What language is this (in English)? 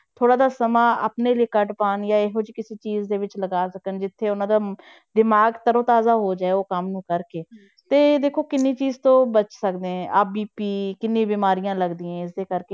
Punjabi